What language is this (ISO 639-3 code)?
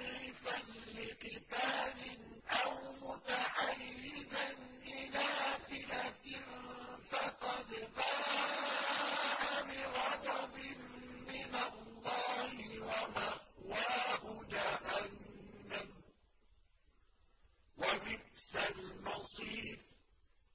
ara